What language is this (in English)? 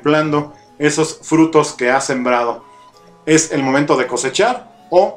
Spanish